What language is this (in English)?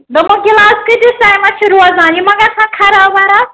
Kashmiri